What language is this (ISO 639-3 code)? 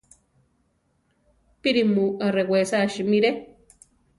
tar